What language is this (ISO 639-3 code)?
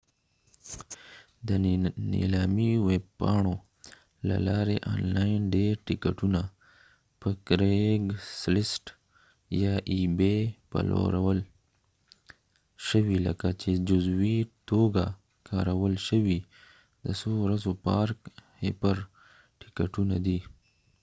pus